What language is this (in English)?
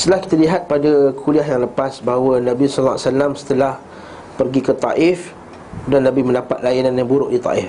Malay